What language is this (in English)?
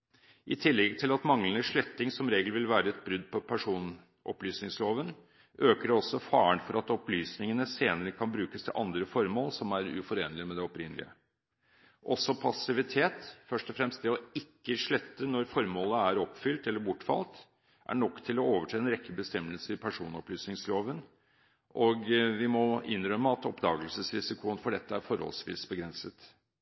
Norwegian Bokmål